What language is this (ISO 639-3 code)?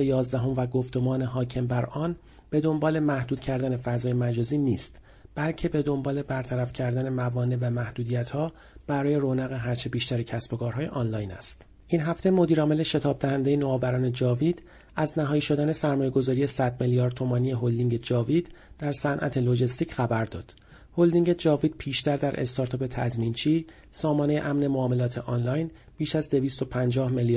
fas